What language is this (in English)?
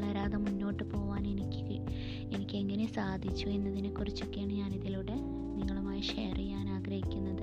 Malayalam